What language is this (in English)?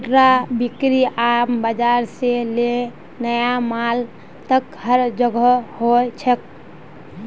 Magahi